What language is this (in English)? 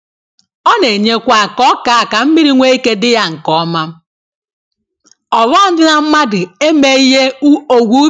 Igbo